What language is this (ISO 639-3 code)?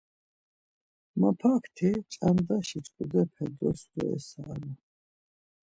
lzz